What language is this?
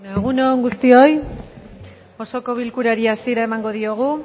Basque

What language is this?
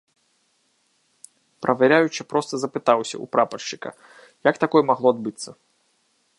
Belarusian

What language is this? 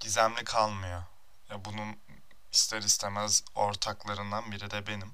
Turkish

